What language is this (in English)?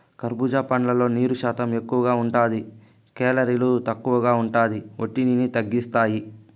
Telugu